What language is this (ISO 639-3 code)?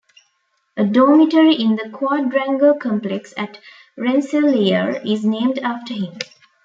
eng